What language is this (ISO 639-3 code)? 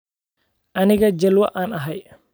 som